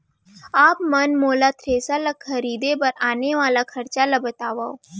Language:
Chhattisgarhi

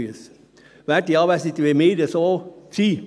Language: Swiss German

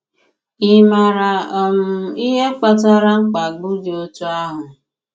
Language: Igbo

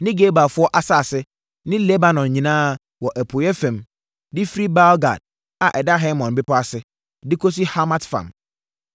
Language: Akan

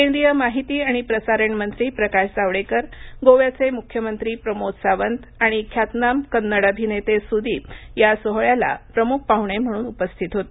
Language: Marathi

